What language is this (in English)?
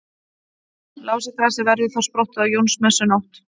Icelandic